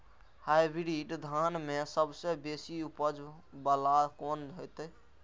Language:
Maithili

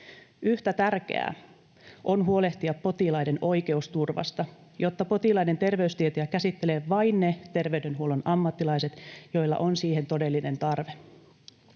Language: Finnish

